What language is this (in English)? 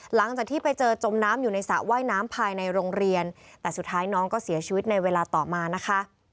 Thai